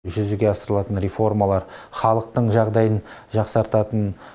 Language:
Kazakh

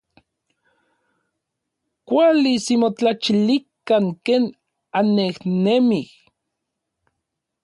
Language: Orizaba Nahuatl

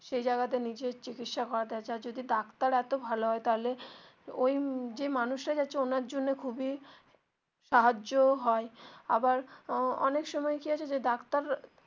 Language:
Bangla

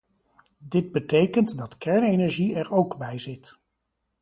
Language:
Dutch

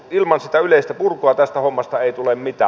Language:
Finnish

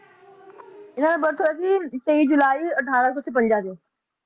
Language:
Punjabi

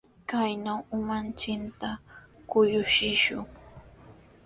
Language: Sihuas Ancash Quechua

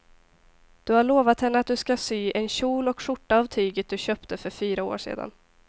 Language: Swedish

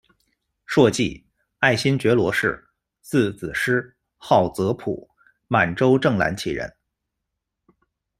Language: Chinese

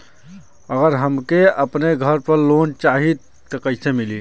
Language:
Bhojpuri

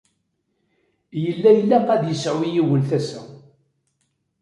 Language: Kabyle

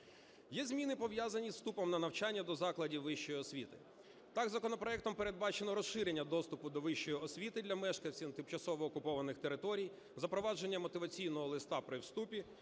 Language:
Ukrainian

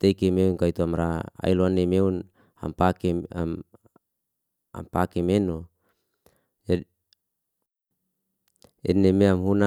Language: Liana-Seti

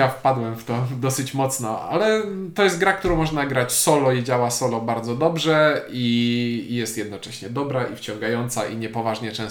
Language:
Polish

